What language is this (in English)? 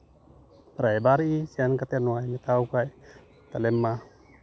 Santali